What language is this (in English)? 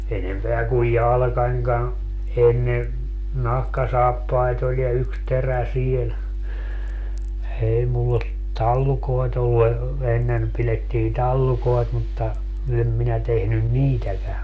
Finnish